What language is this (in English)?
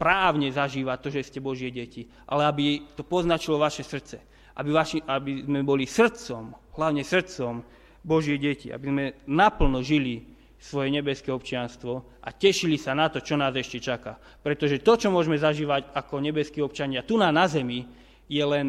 Slovak